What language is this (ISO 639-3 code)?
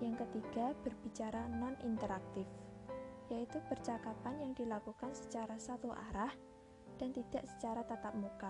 ind